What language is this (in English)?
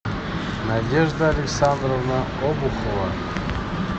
Russian